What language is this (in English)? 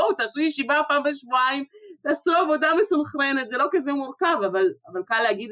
Hebrew